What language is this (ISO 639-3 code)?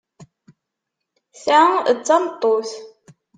kab